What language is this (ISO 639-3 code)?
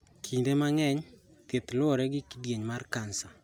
luo